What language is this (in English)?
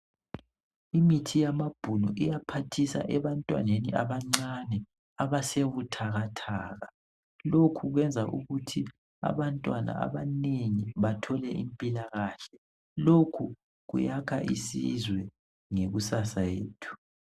North Ndebele